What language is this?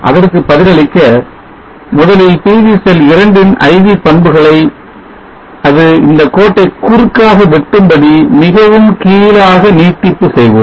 Tamil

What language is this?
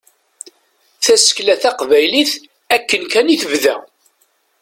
Kabyle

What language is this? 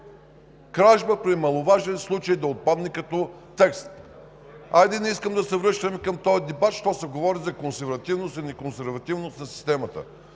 Bulgarian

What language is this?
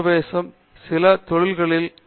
Tamil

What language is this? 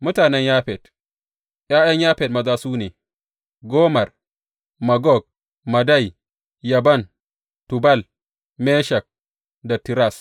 Hausa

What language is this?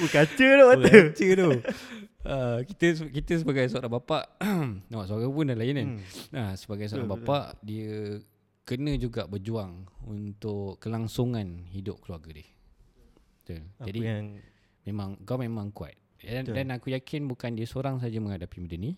Malay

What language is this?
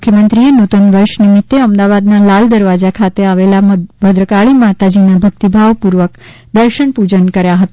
Gujarati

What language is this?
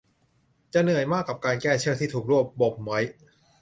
Thai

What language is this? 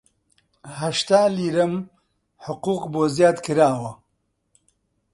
Central Kurdish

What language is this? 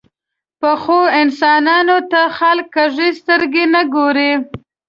Pashto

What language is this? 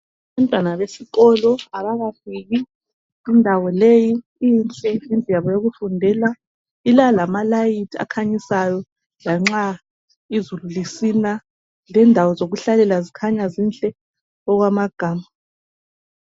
North Ndebele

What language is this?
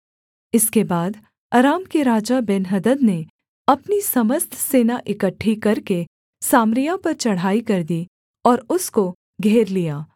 Hindi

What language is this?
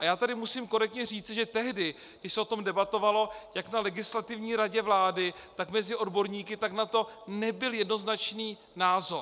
Czech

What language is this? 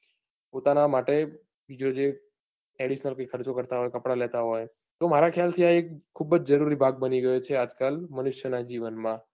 Gujarati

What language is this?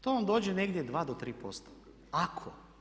Croatian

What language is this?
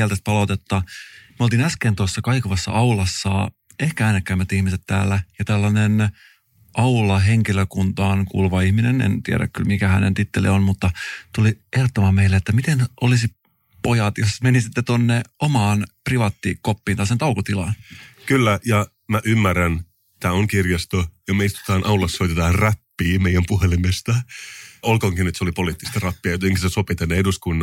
Finnish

